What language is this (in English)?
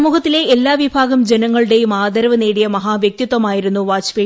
Malayalam